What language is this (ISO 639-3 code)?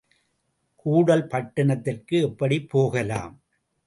tam